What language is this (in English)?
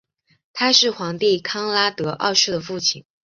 Chinese